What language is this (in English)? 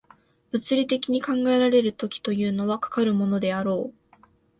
Japanese